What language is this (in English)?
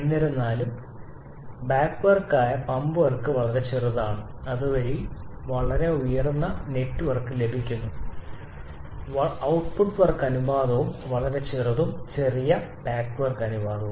Malayalam